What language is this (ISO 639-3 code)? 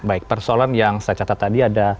ind